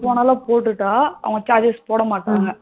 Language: Tamil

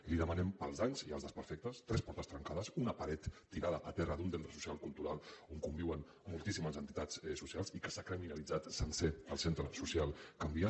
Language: Catalan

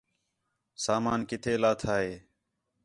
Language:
Khetrani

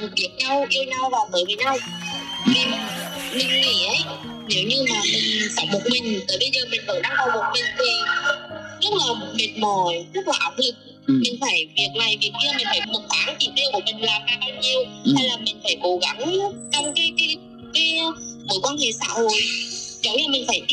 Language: Vietnamese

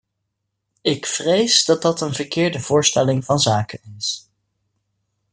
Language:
Dutch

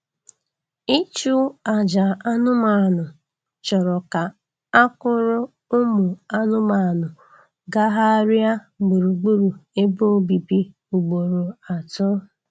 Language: Igbo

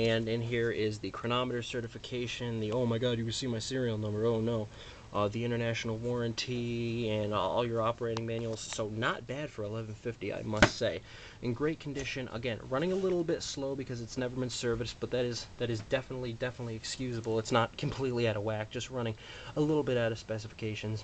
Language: English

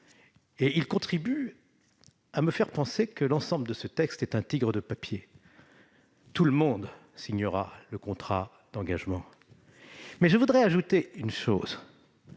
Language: French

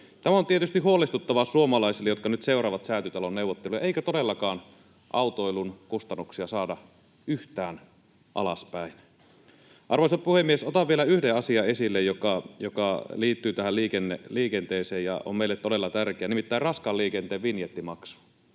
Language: Finnish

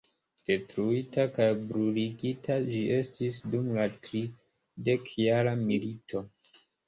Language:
Esperanto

